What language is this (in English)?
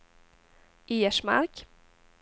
Swedish